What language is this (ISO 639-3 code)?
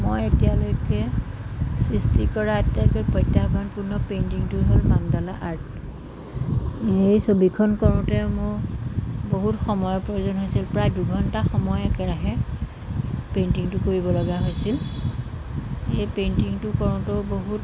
asm